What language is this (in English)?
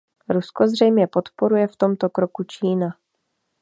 Czech